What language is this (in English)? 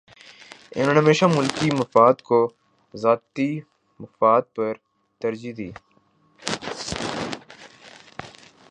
Urdu